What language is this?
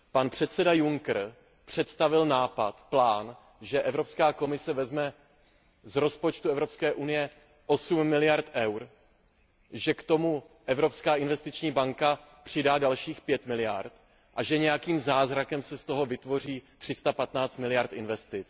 Czech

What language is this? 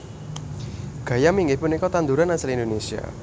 Javanese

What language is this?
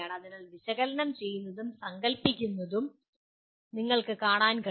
Malayalam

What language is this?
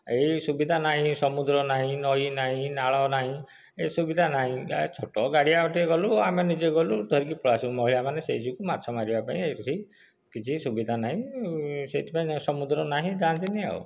Odia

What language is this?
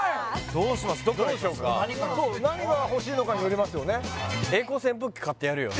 Japanese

